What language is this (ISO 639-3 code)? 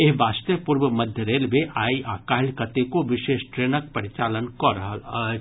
mai